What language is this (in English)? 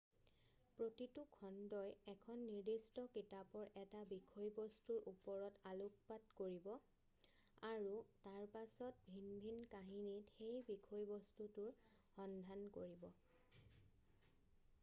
Assamese